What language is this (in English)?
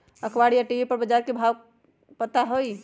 Magahi